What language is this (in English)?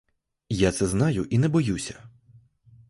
Ukrainian